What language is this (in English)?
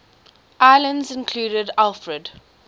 English